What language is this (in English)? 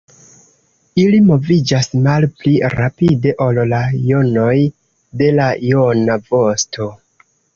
Esperanto